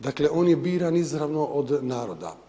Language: Croatian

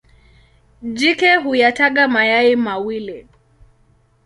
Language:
Swahili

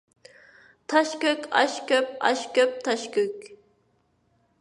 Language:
Uyghur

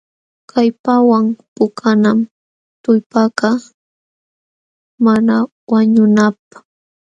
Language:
Jauja Wanca Quechua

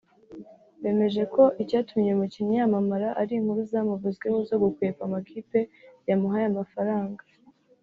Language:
Kinyarwanda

